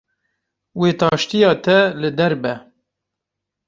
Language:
Kurdish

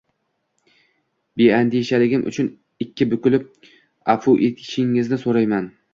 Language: Uzbek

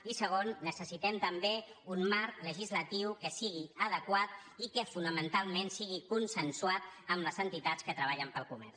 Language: Catalan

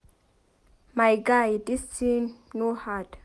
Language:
Nigerian Pidgin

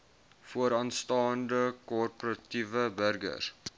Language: Afrikaans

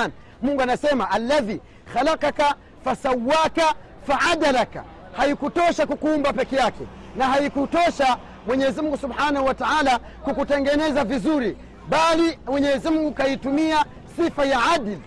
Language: Swahili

